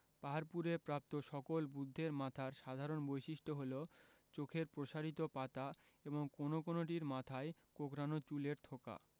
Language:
Bangla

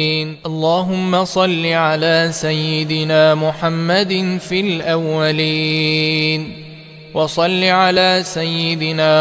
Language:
Arabic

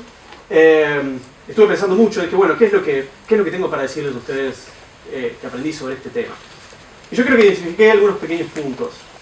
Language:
Spanish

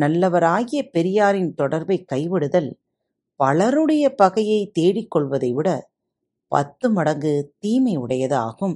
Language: Tamil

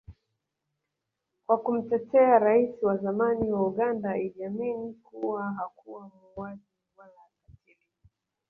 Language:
Swahili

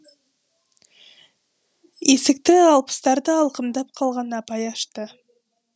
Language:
Kazakh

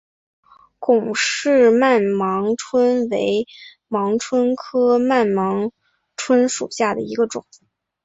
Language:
Chinese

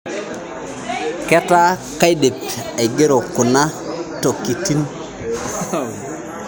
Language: Masai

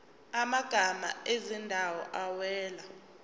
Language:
Zulu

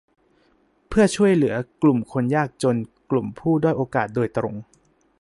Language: Thai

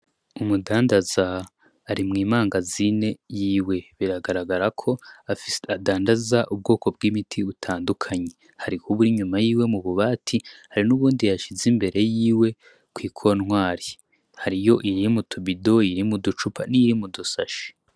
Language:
Rundi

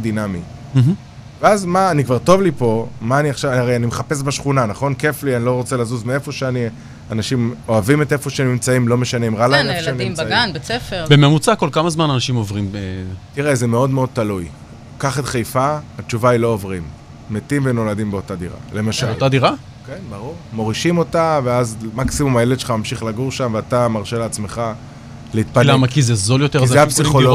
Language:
Hebrew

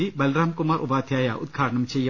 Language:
Malayalam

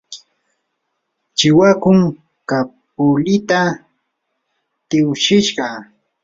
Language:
Yanahuanca Pasco Quechua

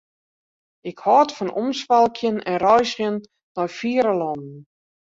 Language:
Western Frisian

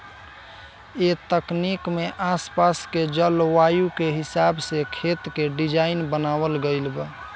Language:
Bhojpuri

